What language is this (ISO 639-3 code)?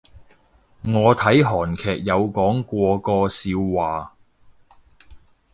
yue